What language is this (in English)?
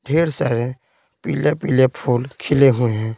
Hindi